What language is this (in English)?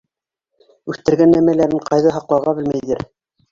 Bashkir